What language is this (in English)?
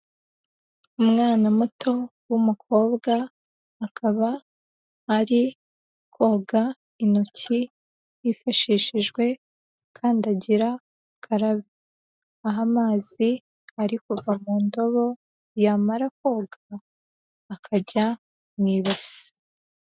Kinyarwanda